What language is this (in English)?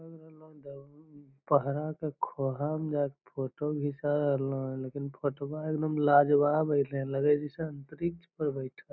Magahi